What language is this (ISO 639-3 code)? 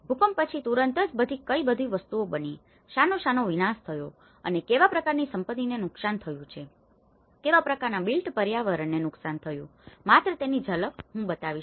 guj